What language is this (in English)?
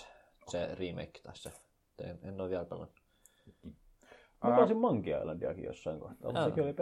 Finnish